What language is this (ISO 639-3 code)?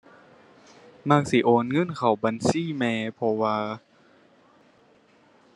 tha